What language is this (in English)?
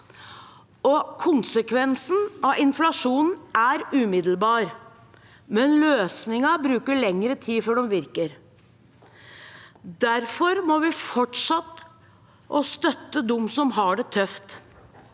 Norwegian